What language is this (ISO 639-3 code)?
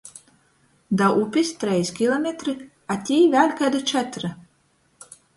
ltg